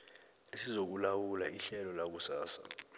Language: South Ndebele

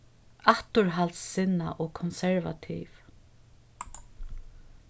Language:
Faroese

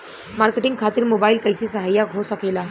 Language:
Bhojpuri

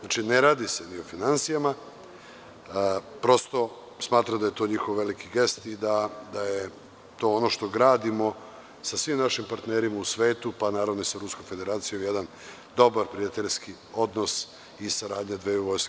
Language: Serbian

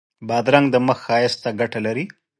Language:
Pashto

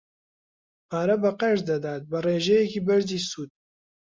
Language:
Central Kurdish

